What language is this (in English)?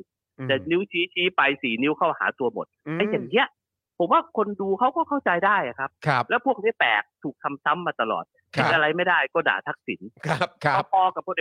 Thai